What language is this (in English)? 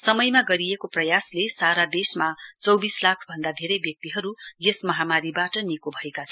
Nepali